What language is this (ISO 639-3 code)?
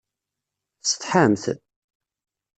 kab